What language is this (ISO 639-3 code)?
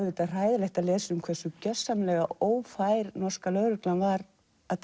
isl